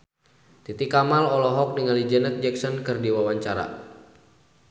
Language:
Sundanese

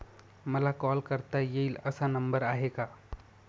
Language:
Marathi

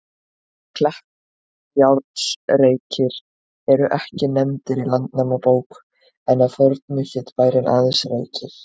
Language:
Icelandic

